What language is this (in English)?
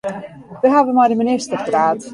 Western Frisian